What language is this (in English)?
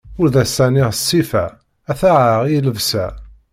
Kabyle